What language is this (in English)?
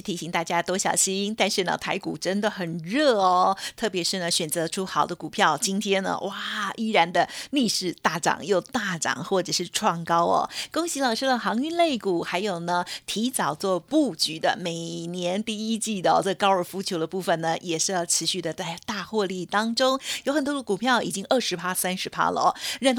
Chinese